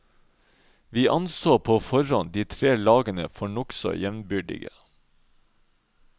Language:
Norwegian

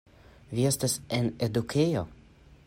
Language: Esperanto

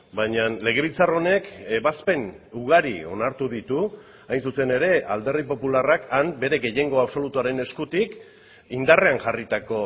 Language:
Basque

